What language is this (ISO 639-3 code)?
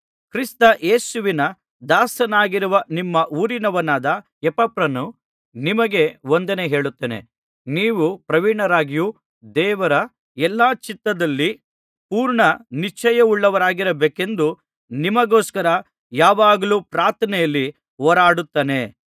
kan